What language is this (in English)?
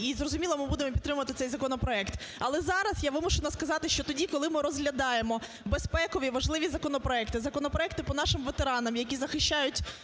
Ukrainian